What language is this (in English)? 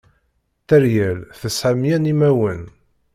Kabyle